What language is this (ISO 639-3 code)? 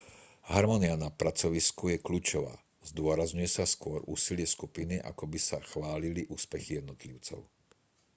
slk